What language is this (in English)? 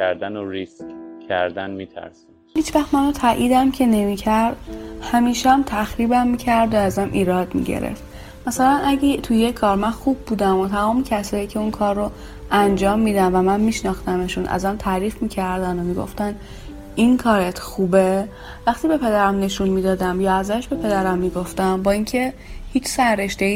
Persian